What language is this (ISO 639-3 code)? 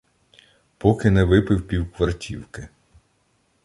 ukr